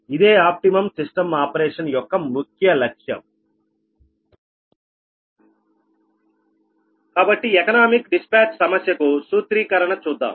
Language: Telugu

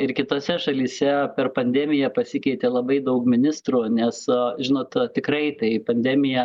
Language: Lithuanian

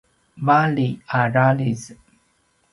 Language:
Paiwan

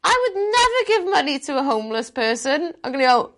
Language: Welsh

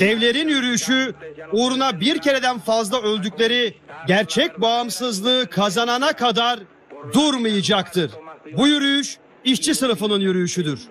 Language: Turkish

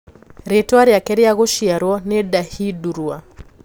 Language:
Kikuyu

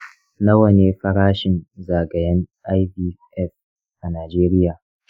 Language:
Hausa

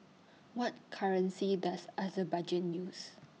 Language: English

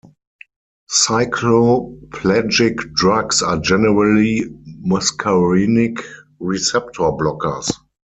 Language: English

